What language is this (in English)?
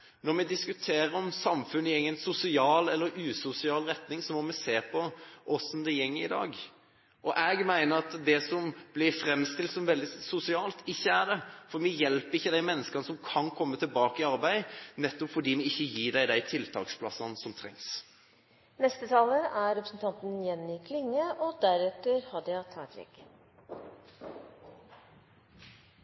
Norwegian